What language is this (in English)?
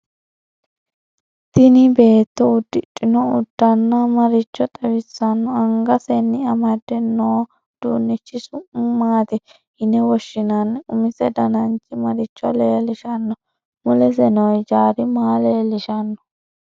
Sidamo